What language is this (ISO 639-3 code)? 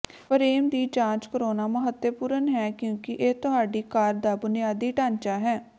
pan